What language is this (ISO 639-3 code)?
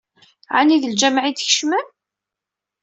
kab